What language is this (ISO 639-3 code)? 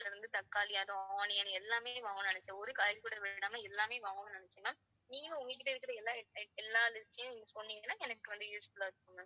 tam